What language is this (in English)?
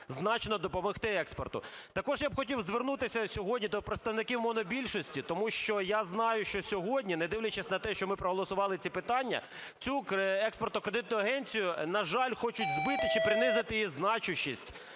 Ukrainian